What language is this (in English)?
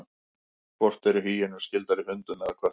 Icelandic